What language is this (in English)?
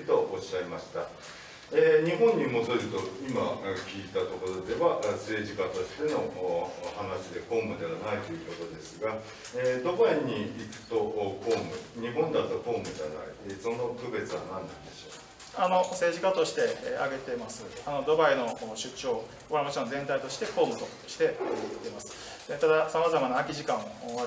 Japanese